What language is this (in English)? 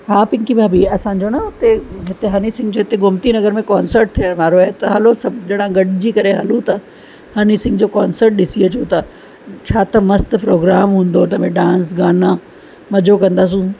Sindhi